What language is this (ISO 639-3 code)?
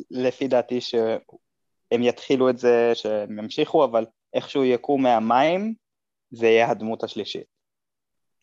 heb